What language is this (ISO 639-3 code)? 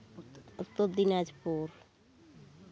sat